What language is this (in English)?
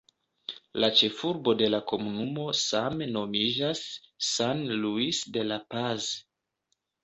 Esperanto